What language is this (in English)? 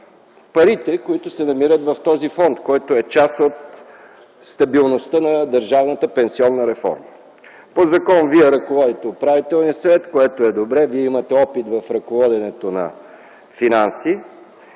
Bulgarian